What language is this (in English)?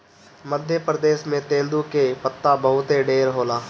Bhojpuri